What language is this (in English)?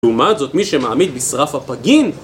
Hebrew